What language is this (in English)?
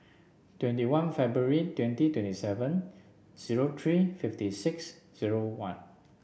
English